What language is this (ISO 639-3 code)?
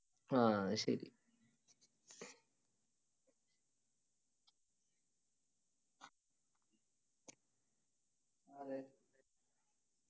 mal